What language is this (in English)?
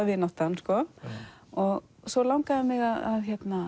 Icelandic